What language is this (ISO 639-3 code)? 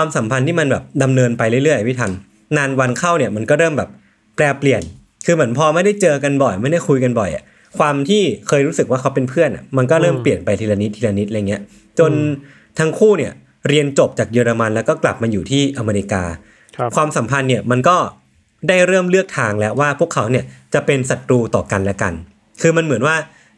tha